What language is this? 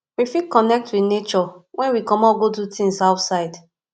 Nigerian Pidgin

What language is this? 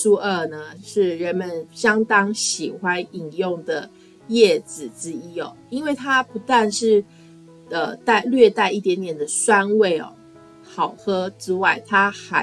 Chinese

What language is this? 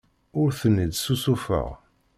Kabyle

